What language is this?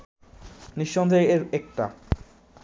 Bangla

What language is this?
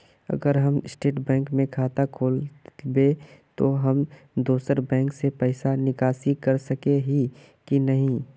Magahi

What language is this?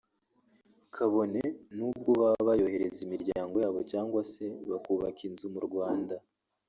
Kinyarwanda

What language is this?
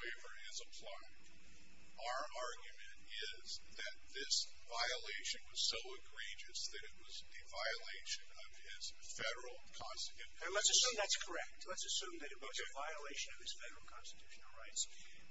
English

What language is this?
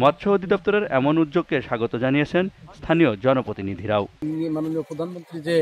Romanian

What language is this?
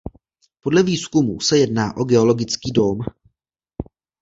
Czech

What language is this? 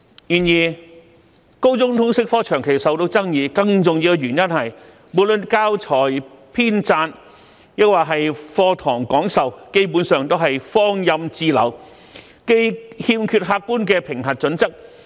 Cantonese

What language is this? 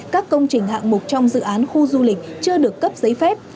Vietnamese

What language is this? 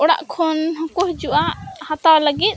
Santali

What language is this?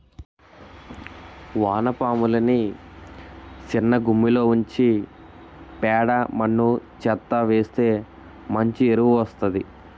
Telugu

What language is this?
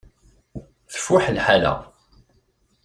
Kabyle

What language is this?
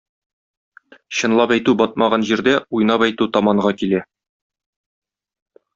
Tatar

